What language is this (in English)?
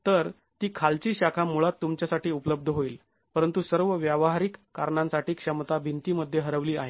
Marathi